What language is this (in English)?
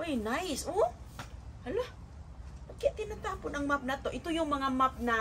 Filipino